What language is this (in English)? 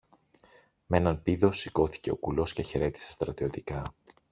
Greek